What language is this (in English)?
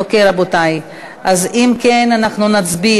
Hebrew